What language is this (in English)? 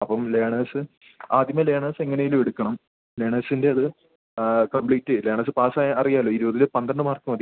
Malayalam